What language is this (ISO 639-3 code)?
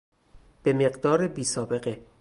fas